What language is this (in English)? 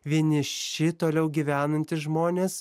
Lithuanian